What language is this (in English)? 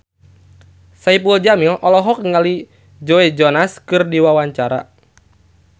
Sundanese